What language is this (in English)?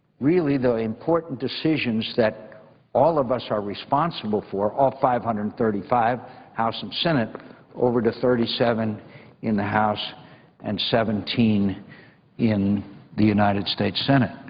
English